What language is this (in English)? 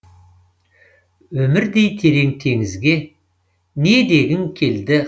Kazakh